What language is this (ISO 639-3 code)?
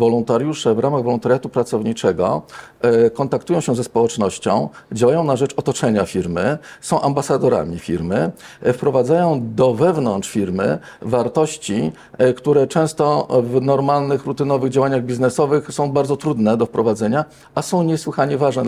pol